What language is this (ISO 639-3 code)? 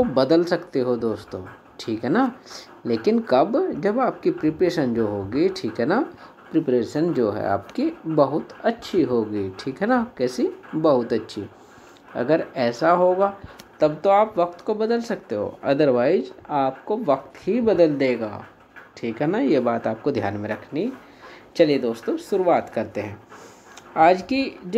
hin